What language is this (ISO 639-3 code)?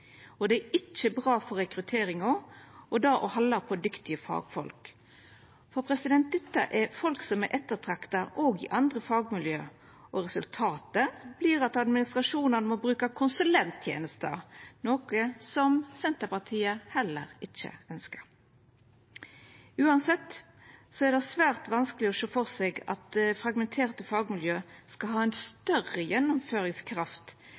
nno